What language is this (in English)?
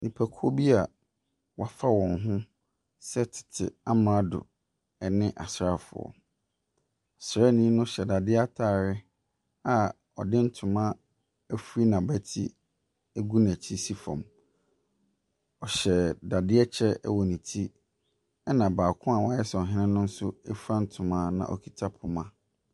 Akan